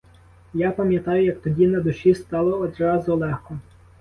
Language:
Ukrainian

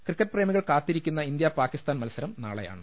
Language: Malayalam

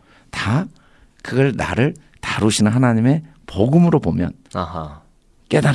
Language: Korean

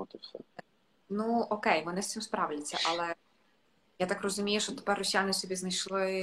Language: Ukrainian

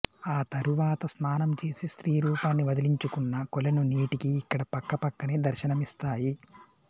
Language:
Telugu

